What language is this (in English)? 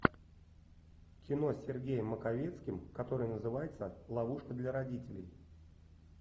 Russian